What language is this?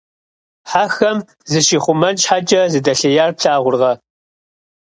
Kabardian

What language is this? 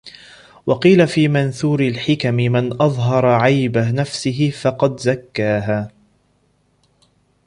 Arabic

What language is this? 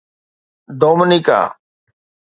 Sindhi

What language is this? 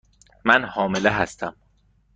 Persian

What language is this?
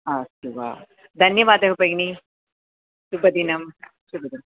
Sanskrit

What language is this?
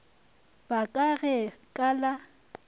Northern Sotho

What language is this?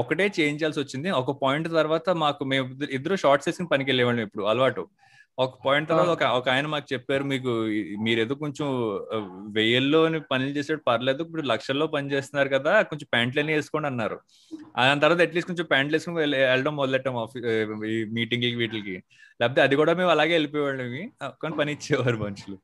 Telugu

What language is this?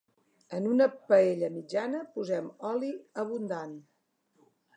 Catalan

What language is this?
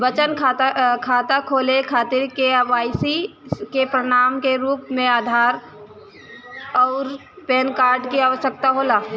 Bhojpuri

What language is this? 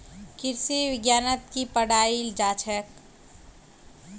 Magahi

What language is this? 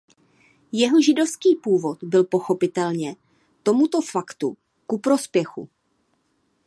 Czech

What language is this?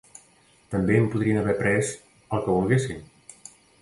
Catalan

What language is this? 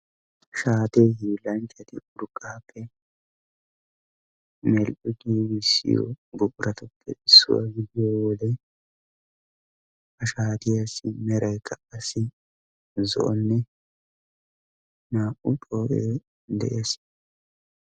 Wolaytta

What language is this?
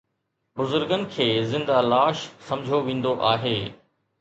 Sindhi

